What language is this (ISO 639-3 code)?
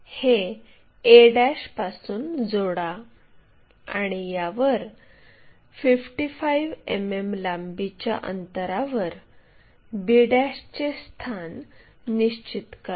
mar